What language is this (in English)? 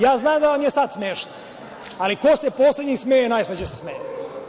Serbian